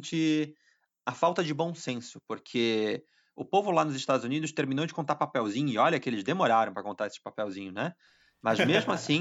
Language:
Portuguese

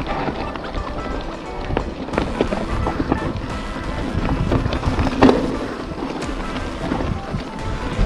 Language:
Spanish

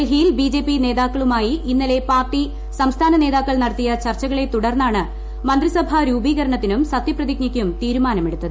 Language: Malayalam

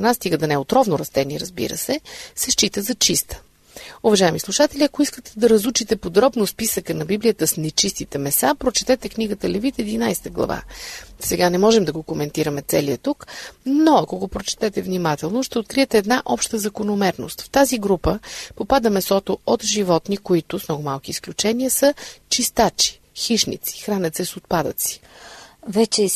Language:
Bulgarian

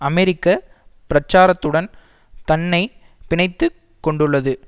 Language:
Tamil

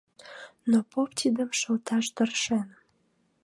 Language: Mari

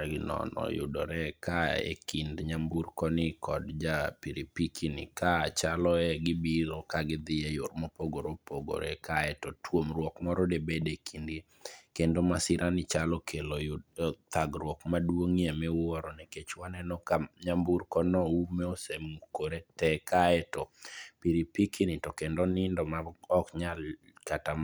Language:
Luo (Kenya and Tanzania)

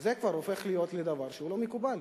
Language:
Hebrew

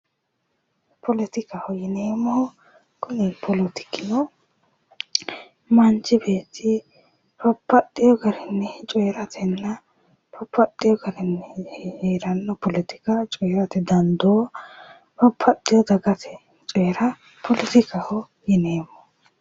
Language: Sidamo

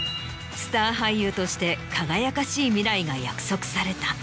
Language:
Japanese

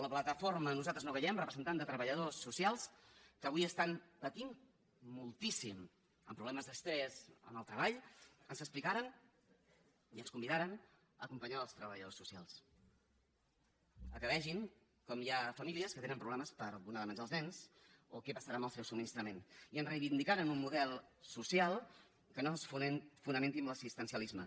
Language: Catalan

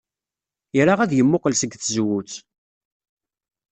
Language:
Kabyle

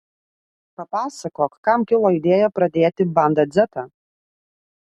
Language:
Lithuanian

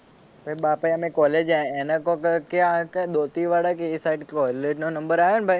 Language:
Gujarati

